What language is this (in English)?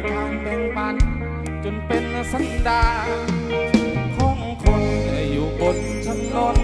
Thai